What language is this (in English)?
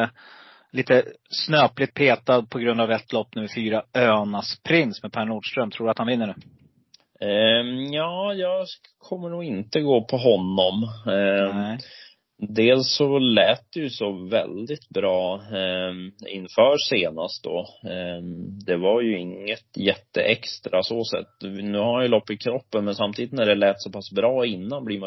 Swedish